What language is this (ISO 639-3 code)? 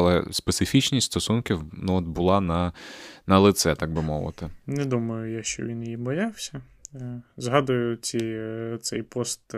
ukr